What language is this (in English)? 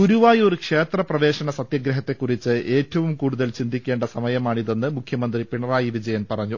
Malayalam